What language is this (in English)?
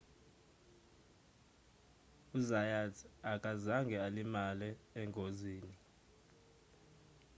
Zulu